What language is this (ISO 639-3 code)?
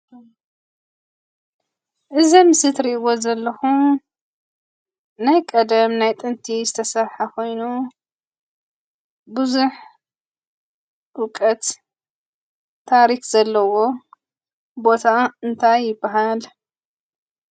tir